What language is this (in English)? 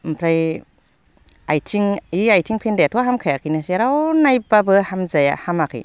Bodo